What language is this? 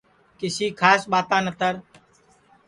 Sansi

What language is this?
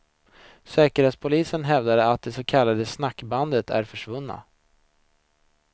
Swedish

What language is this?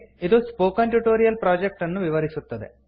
Kannada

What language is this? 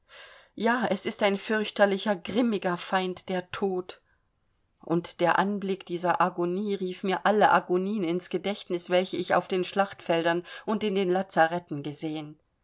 German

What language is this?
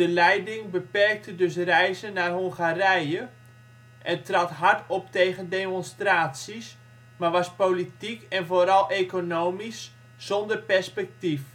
Dutch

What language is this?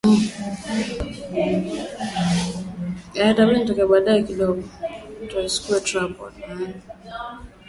Swahili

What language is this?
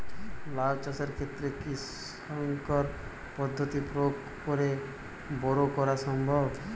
Bangla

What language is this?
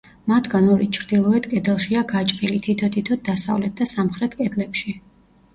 Georgian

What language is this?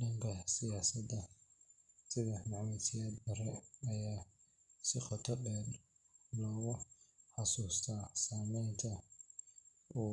Somali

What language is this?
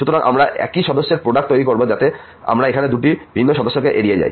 Bangla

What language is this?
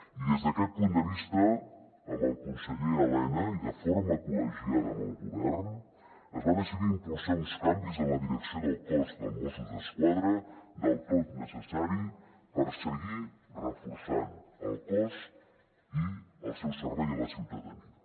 Catalan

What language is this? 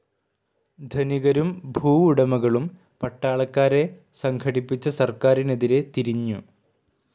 Malayalam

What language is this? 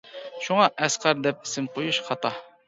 Uyghur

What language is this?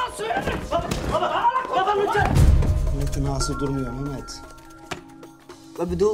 Dutch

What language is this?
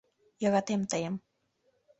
Mari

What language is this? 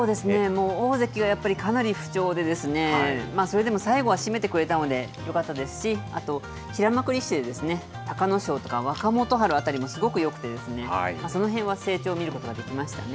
Japanese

